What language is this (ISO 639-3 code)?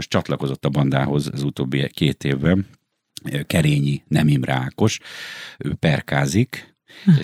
hun